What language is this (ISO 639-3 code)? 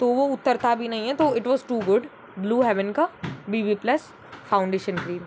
hin